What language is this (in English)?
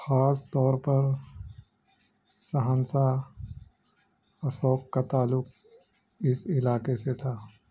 Urdu